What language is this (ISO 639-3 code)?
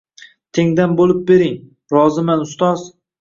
uzb